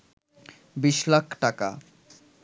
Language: Bangla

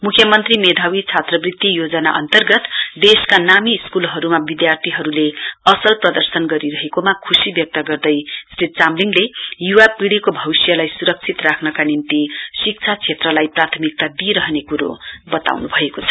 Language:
Nepali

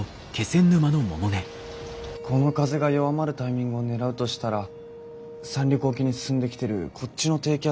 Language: Japanese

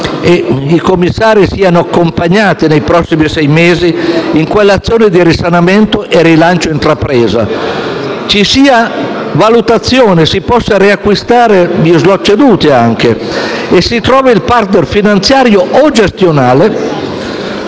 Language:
Italian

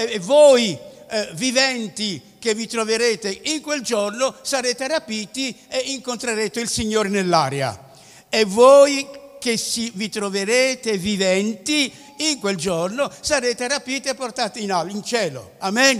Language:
Italian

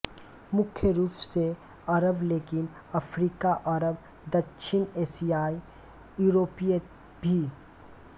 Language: Hindi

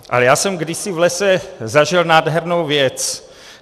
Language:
Czech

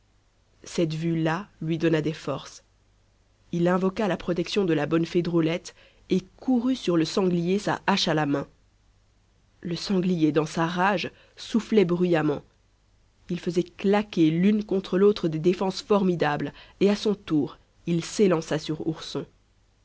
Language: French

